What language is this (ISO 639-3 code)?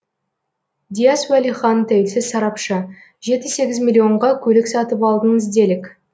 kaz